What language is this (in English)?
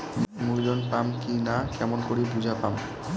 Bangla